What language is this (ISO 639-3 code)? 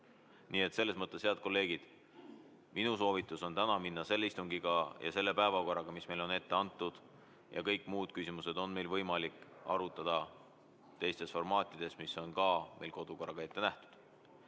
est